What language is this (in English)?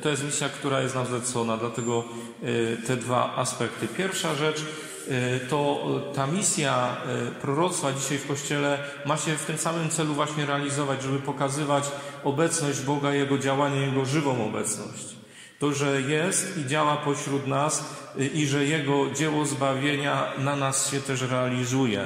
Polish